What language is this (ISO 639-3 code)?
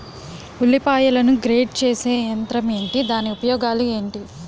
tel